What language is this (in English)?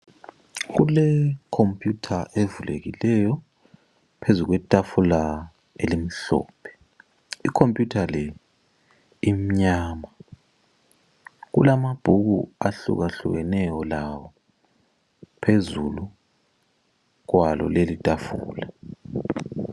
North Ndebele